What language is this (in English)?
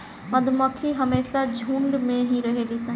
Bhojpuri